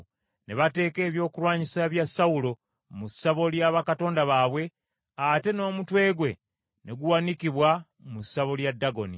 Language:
Ganda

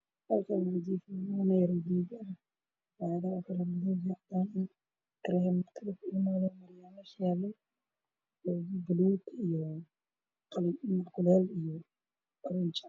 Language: Somali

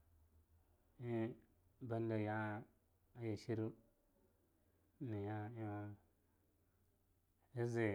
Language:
Longuda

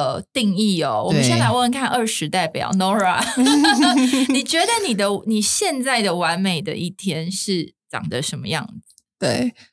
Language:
Chinese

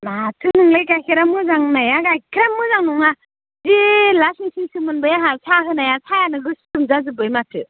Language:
Bodo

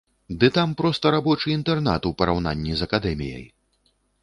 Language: Belarusian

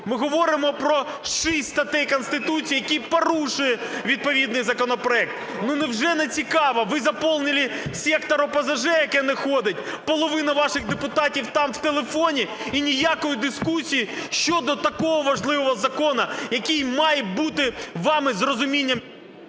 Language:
Ukrainian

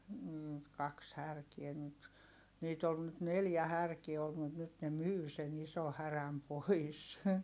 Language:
Finnish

